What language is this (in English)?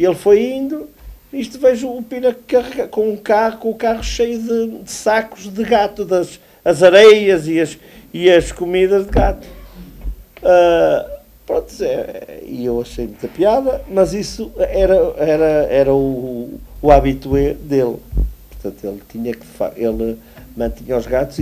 Portuguese